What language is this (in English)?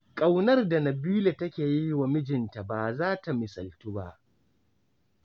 Hausa